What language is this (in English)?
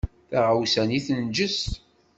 Kabyle